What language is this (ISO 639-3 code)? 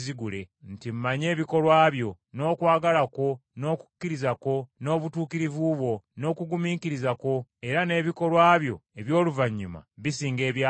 lug